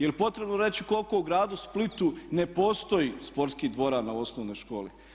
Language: Croatian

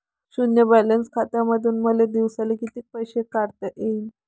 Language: Marathi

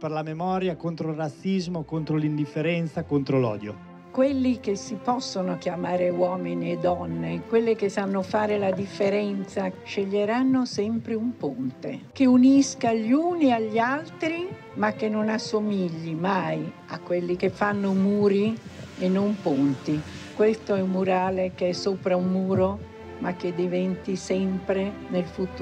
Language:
Italian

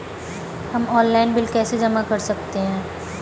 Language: Hindi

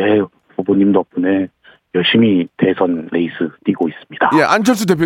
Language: Korean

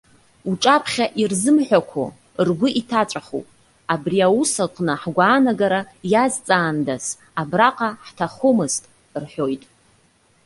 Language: Abkhazian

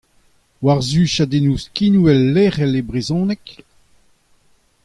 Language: Breton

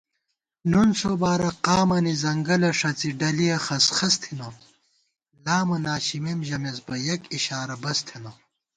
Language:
Gawar-Bati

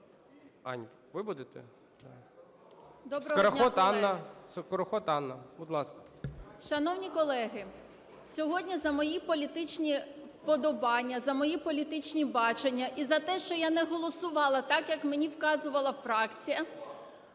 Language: Ukrainian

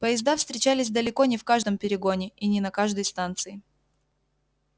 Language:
Russian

